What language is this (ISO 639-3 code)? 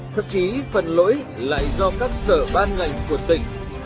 vie